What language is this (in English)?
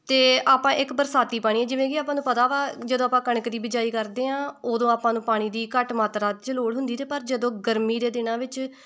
Punjabi